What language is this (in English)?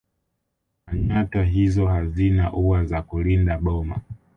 Swahili